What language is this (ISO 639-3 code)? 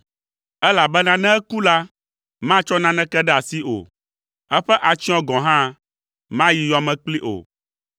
ewe